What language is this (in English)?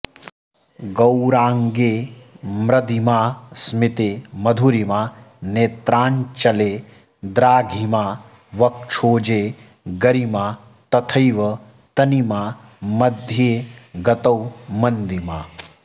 Sanskrit